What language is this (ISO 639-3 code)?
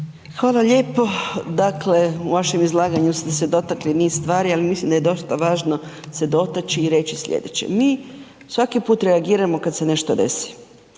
hrv